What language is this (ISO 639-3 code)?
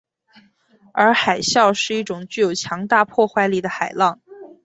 zho